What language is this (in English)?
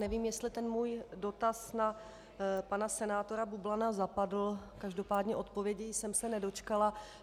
Czech